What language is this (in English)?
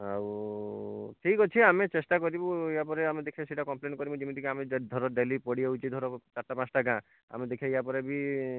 Odia